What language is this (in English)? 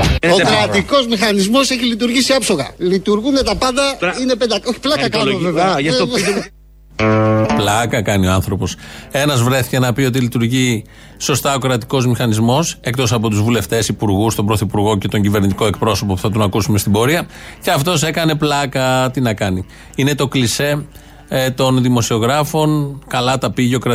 Greek